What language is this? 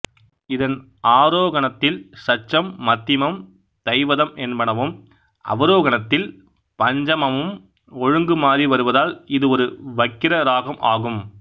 Tamil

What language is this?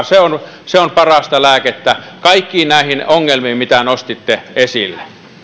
Finnish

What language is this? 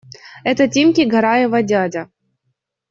Russian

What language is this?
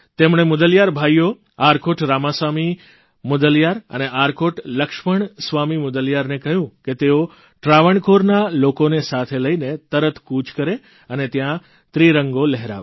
Gujarati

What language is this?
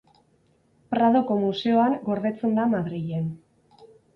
Basque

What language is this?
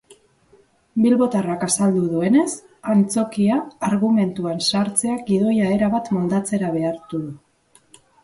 Basque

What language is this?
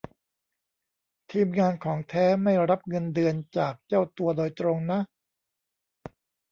Thai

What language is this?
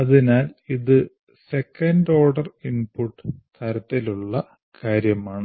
Malayalam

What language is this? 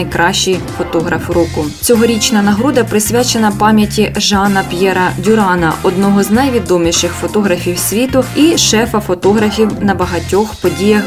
Ukrainian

